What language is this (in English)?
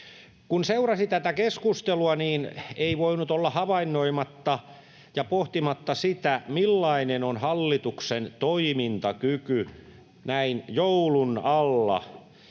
Finnish